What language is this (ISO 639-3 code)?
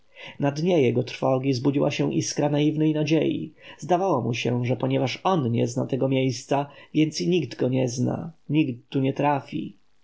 pol